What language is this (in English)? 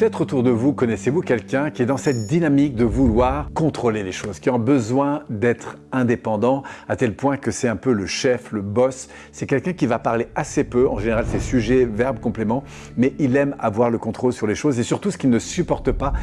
French